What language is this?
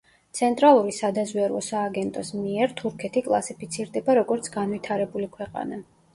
Georgian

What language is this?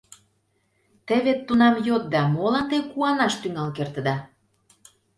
Mari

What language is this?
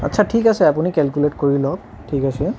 Assamese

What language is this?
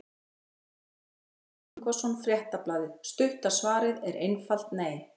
Icelandic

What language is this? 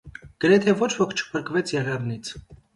Armenian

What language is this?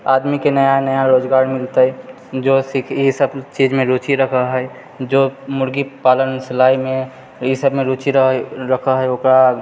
Maithili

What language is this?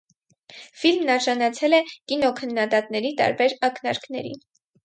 Armenian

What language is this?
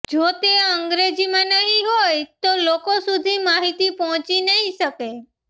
Gujarati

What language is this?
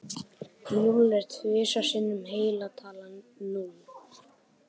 Icelandic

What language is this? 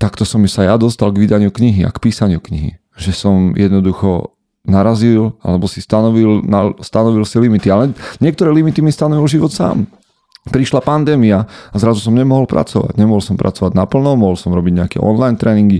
Slovak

